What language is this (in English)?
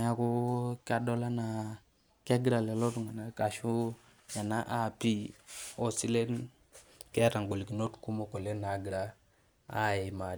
Masai